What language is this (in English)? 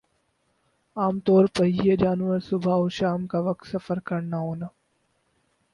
Urdu